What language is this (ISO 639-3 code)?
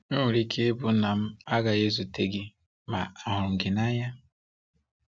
ibo